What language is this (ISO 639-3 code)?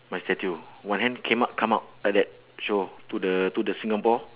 eng